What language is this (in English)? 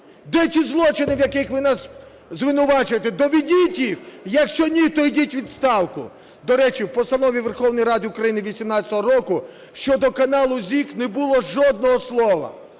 Ukrainian